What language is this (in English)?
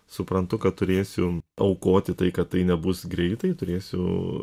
Lithuanian